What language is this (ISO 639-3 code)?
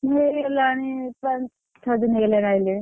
ori